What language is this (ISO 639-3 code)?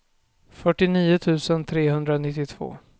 swe